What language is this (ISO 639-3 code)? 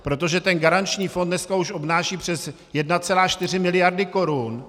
ces